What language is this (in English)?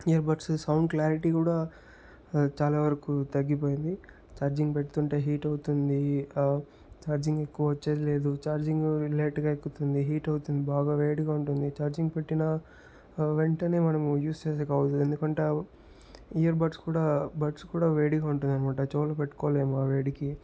Telugu